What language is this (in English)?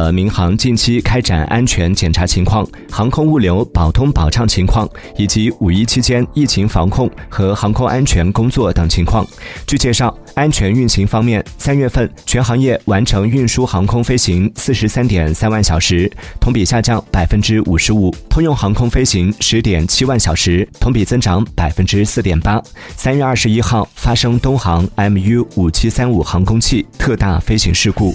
Chinese